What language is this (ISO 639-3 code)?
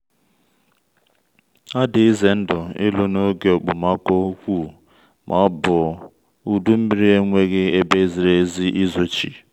ibo